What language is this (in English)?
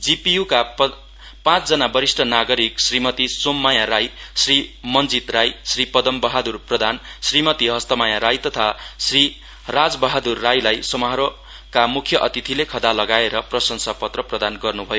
Nepali